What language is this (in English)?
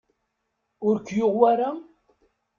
Kabyle